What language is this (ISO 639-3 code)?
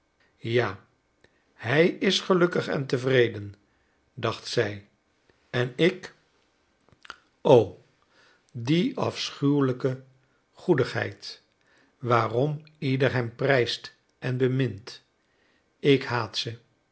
nld